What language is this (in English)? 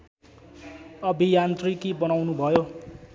Nepali